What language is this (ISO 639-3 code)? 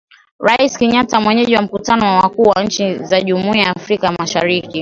swa